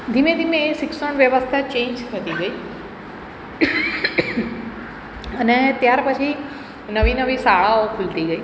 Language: Gujarati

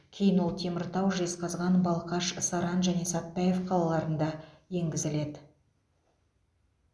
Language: Kazakh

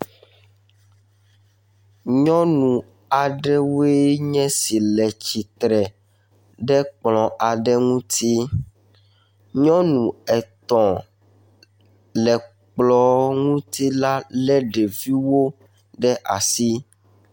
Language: Ewe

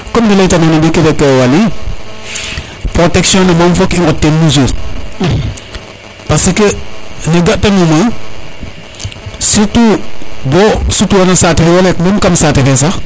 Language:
Serer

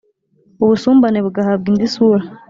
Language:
Kinyarwanda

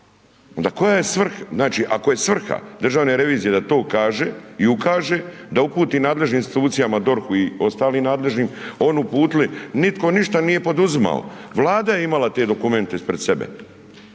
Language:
Croatian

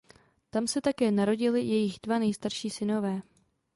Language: Czech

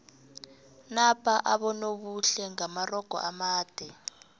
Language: South Ndebele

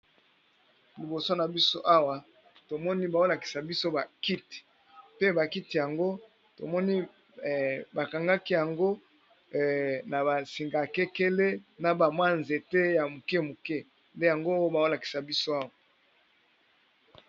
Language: Lingala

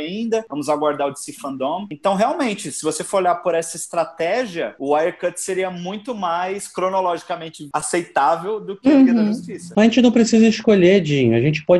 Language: Portuguese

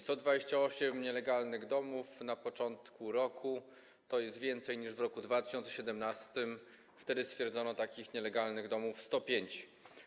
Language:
Polish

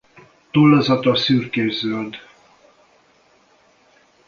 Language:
Hungarian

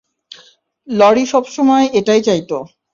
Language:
Bangla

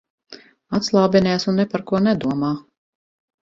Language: Latvian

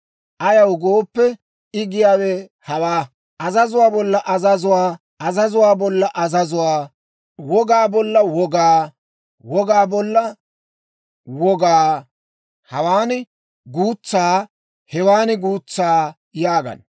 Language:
Dawro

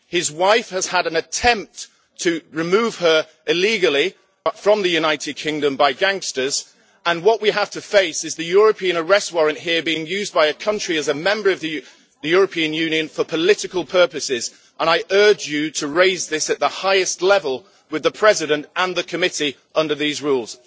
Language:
English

